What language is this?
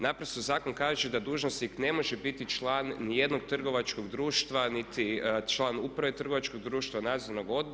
Croatian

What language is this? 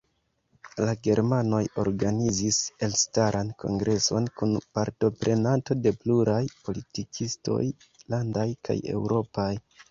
Esperanto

